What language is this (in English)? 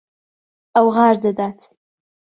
Central Kurdish